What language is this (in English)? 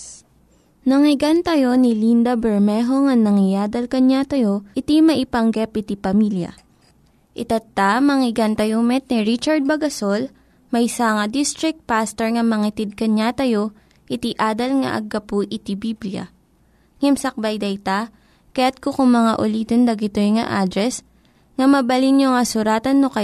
Filipino